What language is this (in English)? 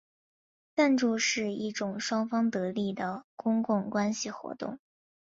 Chinese